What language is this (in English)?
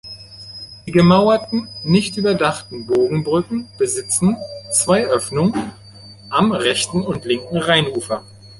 German